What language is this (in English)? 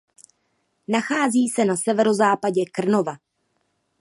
Czech